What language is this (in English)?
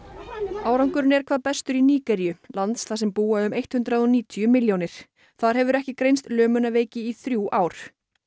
Icelandic